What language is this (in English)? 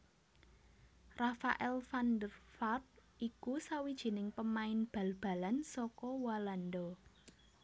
Javanese